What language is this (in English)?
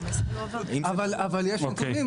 Hebrew